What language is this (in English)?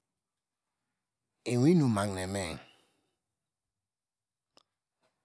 Degema